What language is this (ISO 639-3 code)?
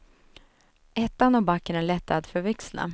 swe